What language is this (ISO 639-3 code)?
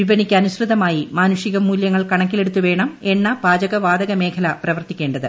mal